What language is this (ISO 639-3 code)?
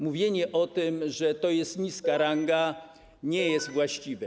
pol